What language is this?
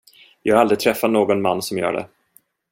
Swedish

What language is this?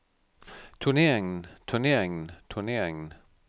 Danish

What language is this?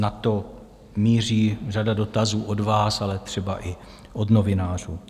Czech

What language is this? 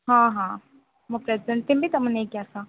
Odia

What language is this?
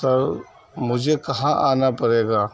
Urdu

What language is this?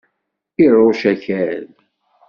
Kabyle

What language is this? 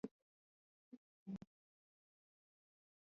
Swahili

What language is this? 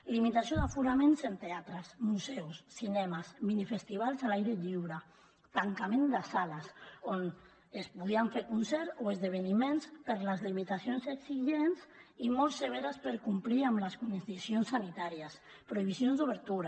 Catalan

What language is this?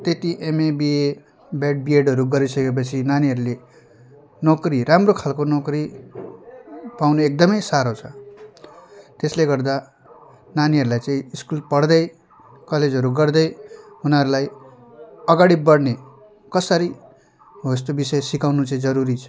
Nepali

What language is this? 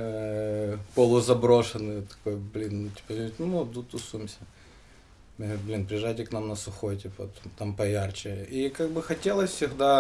Russian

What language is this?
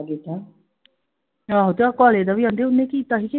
Punjabi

